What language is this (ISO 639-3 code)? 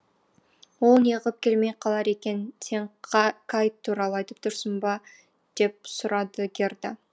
kaz